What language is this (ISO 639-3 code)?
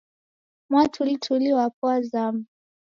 dav